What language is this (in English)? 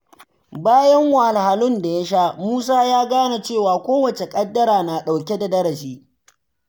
Hausa